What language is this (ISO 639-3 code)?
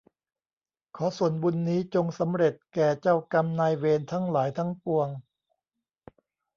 tha